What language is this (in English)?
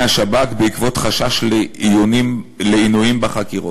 Hebrew